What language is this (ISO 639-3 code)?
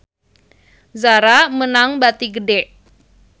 sun